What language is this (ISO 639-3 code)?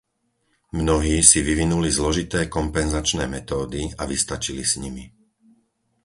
slk